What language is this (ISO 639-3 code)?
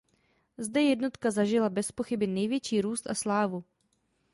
ces